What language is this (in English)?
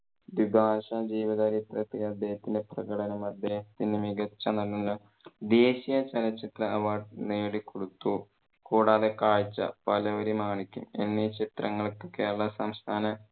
Malayalam